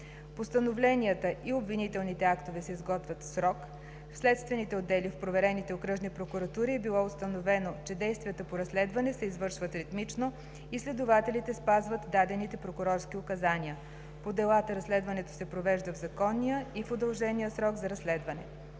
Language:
Bulgarian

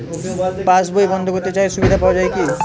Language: Bangla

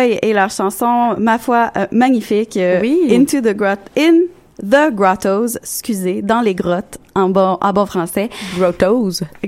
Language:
French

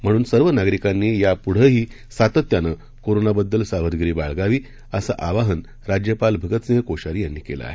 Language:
Marathi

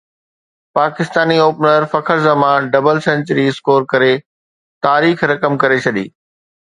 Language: Sindhi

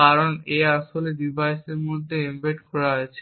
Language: Bangla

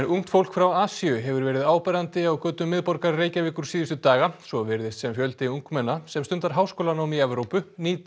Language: Icelandic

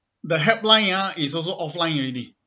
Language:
English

